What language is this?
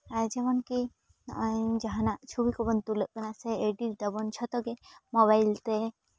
Santali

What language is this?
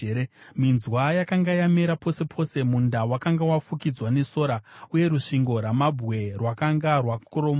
Shona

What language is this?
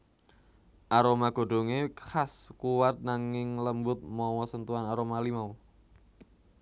Javanese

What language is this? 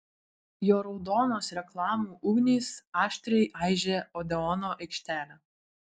Lithuanian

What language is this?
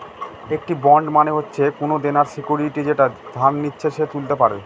Bangla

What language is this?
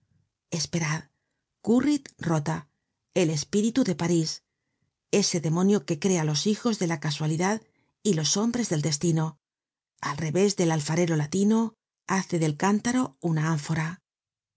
Spanish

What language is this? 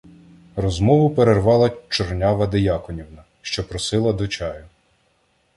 Ukrainian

